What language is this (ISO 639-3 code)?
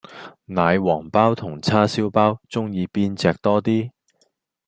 yue